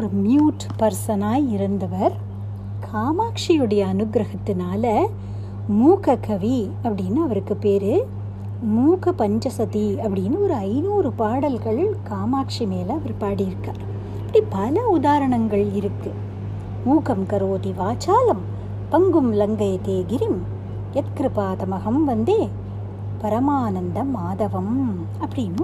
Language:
Tamil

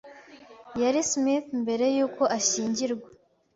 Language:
Kinyarwanda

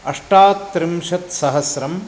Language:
Sanskrit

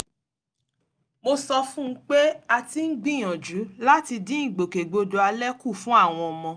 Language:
Yoruba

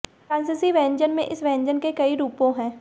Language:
Hindi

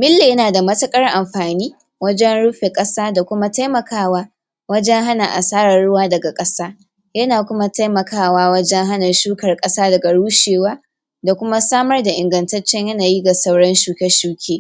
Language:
Hausa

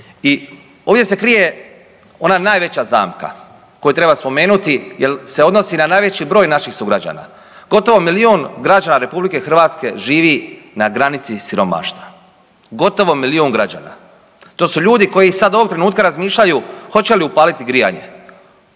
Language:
Croatian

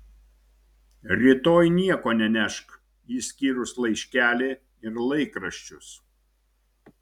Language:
Lithuanian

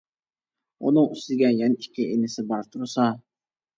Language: Uyghur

